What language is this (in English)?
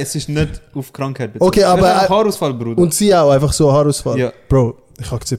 German